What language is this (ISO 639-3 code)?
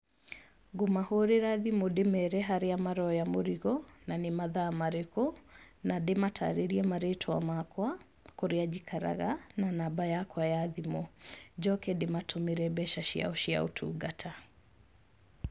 kik